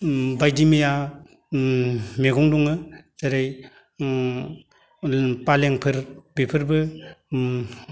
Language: Bodo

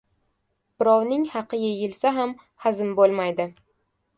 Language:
Uzbek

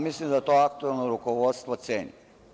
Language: Serbian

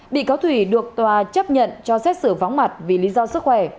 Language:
Vietnamese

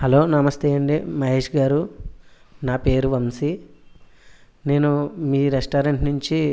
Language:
Telugu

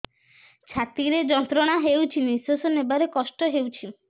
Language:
Odia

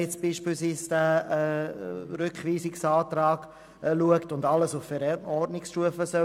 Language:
Swiss German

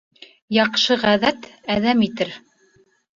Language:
Bashkir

